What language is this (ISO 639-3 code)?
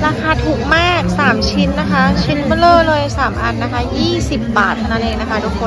tha